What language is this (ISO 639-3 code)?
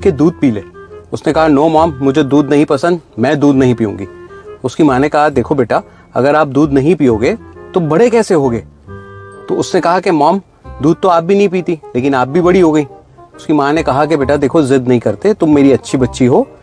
hin